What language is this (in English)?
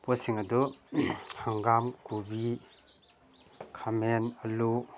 Manipuri